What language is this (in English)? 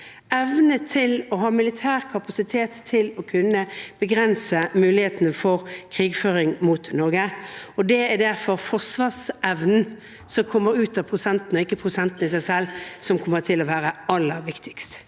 Norwegian